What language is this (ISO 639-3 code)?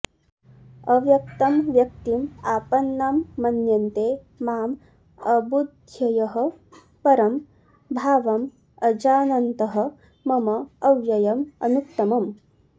san